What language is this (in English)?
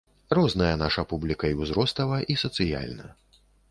Belarusian